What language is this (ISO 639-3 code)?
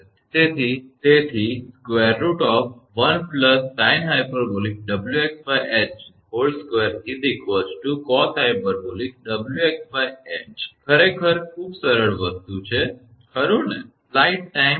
guj